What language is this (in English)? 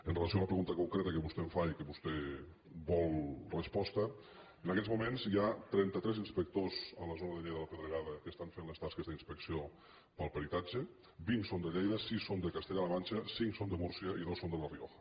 Catalan